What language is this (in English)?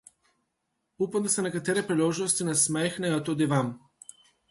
Slovenian